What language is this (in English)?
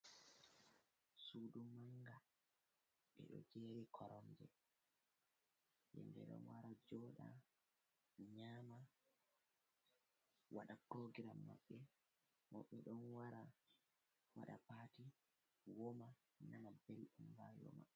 Fula